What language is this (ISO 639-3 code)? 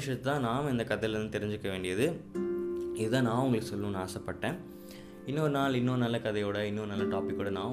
tam